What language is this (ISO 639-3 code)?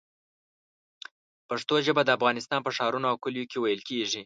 pus